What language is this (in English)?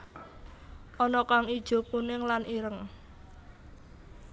Javanese